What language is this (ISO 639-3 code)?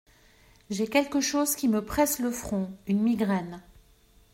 fra